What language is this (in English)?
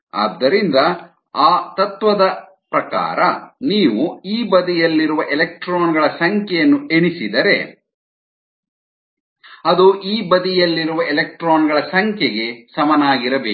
Kannada